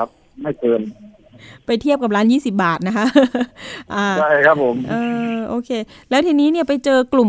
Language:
Thai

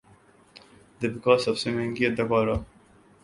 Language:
Urdu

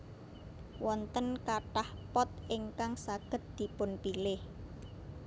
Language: Javanese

